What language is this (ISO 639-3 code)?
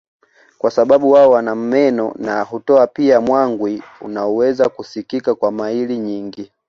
swa